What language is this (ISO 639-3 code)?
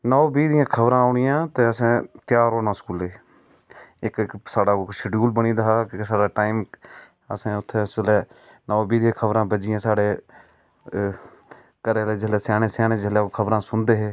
doi